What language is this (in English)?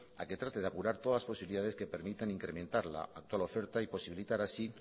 Spanish